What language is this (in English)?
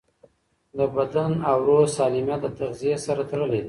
Pashto